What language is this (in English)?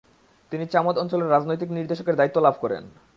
Bangla